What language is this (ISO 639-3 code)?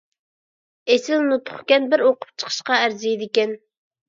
uig